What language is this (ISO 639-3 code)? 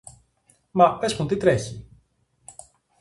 ell